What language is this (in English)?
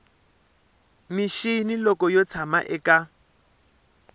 Tsonga